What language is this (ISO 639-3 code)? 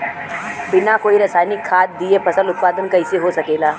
bho